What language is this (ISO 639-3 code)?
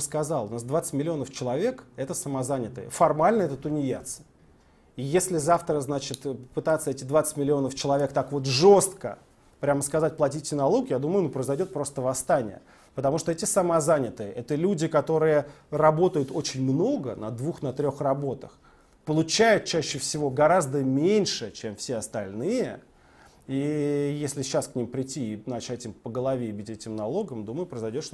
rus